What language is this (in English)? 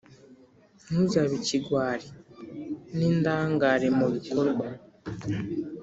Kinyarwanda